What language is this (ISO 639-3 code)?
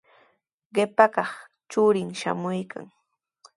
qws